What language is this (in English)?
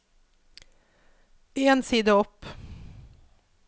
Norwegian